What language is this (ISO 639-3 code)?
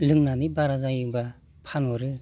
brx